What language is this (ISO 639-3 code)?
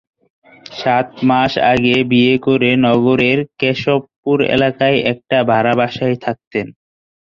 ben